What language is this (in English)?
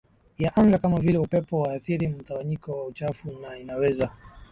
Swahili